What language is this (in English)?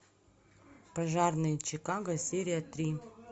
Russian